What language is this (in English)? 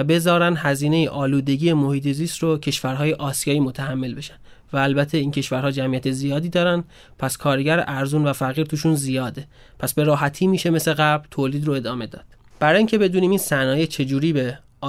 Persian